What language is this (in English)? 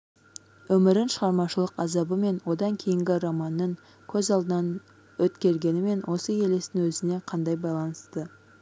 Kazakh